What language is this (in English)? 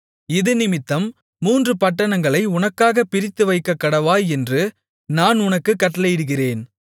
Tamil